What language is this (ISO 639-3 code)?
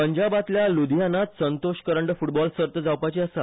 kok